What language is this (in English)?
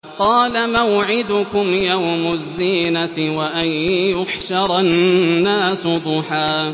Arabic